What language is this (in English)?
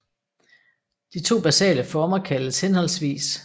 Danish